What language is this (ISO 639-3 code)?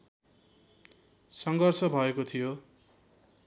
nep